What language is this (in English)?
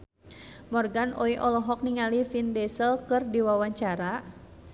Sundanese